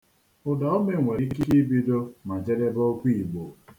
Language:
Igbo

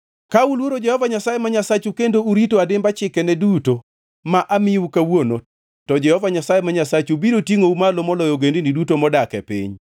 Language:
Luo (Kenya and Tanzania)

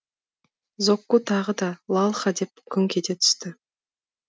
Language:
Kazakh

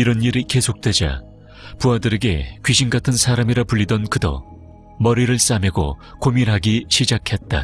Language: Korean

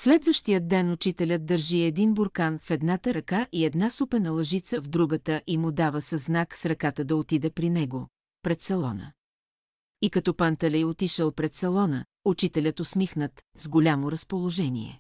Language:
Bulgarian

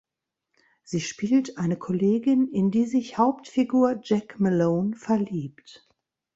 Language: German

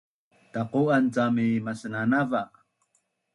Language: Bunun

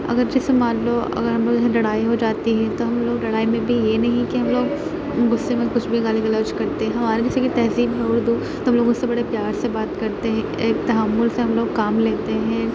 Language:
Urdu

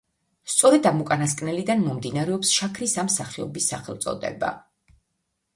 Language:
Georgian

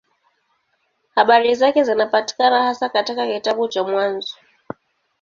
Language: Swahili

